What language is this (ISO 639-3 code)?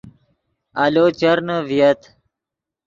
ydg